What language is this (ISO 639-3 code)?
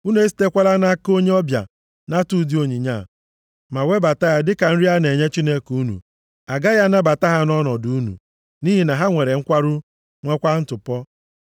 ibo